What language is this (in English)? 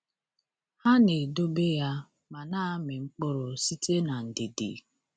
Igbo